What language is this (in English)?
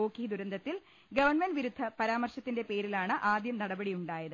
Malayalam